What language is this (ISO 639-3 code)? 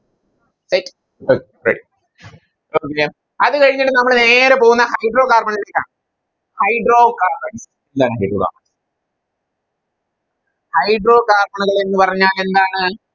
mal